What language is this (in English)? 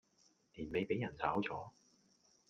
Cantonese